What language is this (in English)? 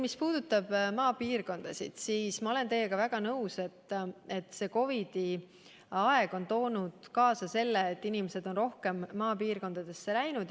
Estonian